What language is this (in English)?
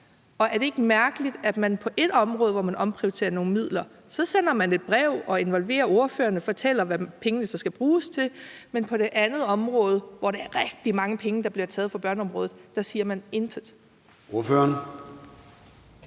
Danish